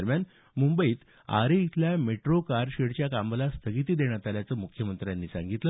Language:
Marathi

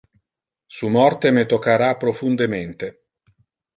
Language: Interlingua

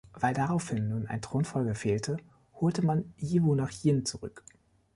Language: German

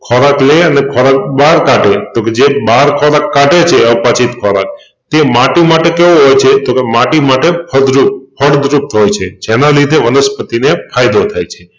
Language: Gujarati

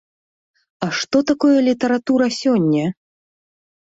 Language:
Belarusian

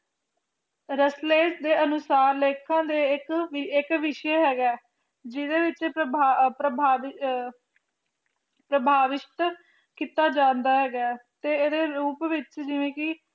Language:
Punjabi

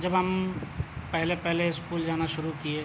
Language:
Urdu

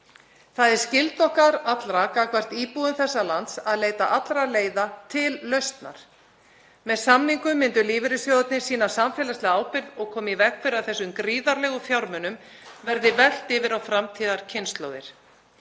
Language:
Icelandic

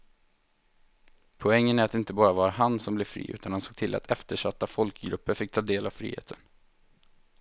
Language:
Swedish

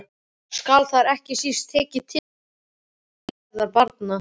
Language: Icelandic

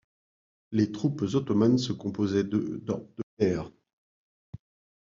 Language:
French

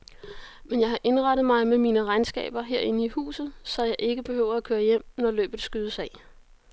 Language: Danish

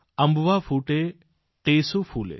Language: Gujarati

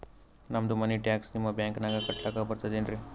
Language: Kannada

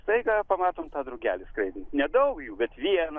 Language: Lithuanian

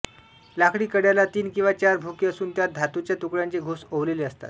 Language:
Marathi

